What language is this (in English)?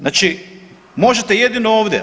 Croatian